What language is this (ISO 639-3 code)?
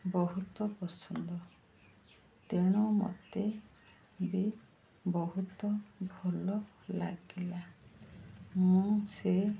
ori